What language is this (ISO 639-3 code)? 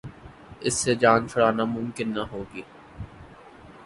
urd